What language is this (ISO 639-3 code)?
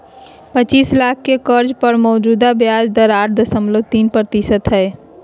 mag